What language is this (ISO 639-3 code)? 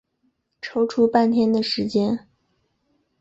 zho